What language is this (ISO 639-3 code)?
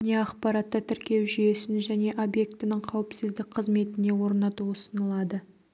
kaz